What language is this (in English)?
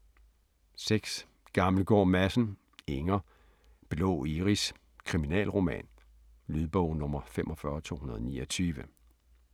Danish